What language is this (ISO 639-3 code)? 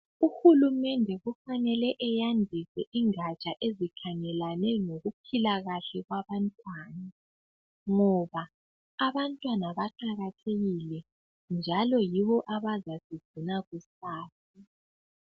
nde